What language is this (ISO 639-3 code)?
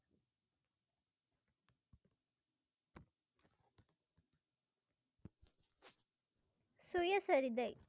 tam